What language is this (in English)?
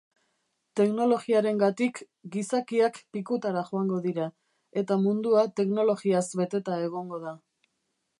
Basque